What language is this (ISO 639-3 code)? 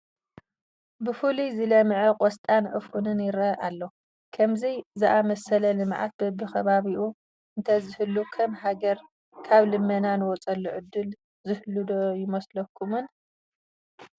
tir